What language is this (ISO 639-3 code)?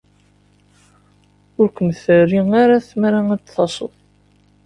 kab